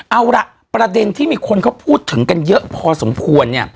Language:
Thai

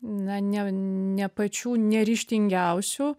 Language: Lithuanian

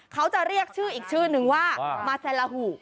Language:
Thai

